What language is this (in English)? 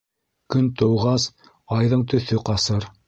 Bashkir